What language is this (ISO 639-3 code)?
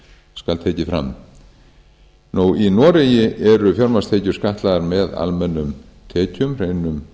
isl